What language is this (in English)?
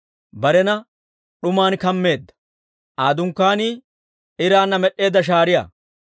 Dawro